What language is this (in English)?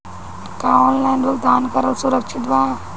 Bhojpuri